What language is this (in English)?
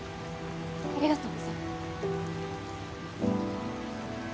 Japanese